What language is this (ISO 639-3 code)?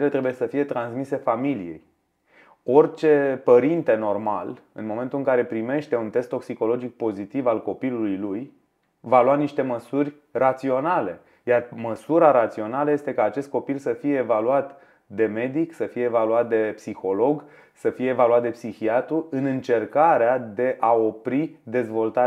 ron